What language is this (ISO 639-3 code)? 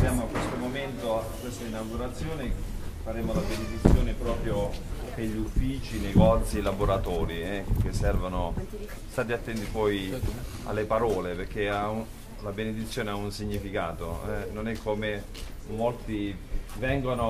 ita